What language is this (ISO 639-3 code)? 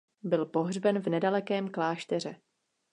ces